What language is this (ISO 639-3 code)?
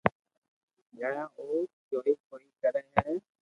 lrk